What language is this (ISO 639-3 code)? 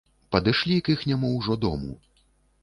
bel